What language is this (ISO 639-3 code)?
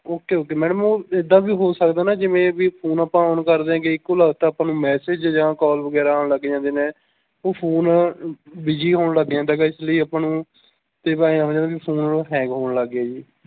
pan